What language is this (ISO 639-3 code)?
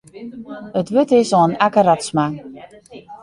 fry